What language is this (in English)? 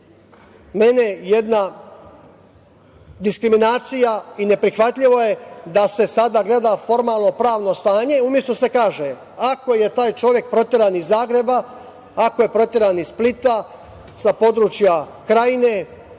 Serbian